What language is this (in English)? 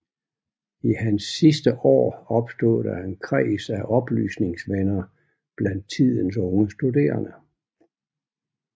Danish